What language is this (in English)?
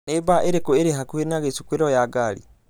Kikuyu